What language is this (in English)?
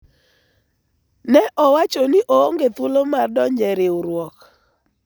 Luo (Kenya and Tanzania)